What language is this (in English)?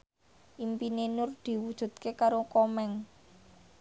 Javanese